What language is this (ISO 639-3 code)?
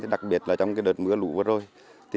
vie